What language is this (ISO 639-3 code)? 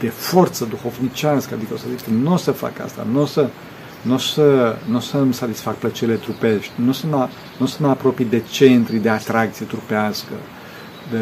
ron